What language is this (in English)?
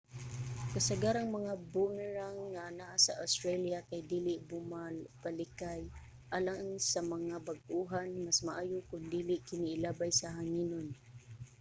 Cebuano